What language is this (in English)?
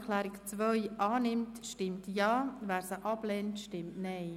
Swiss German